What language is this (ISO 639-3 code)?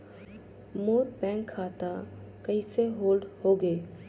hne